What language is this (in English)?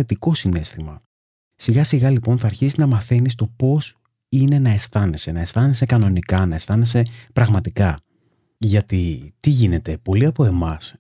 Greek